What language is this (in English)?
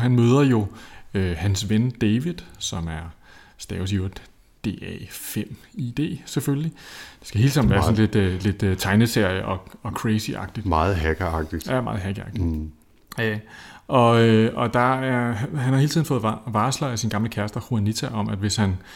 Danish